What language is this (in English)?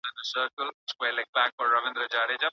Pashto